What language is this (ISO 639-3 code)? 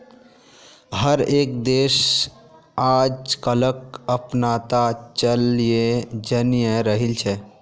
mag